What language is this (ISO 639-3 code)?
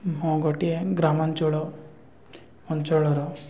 ori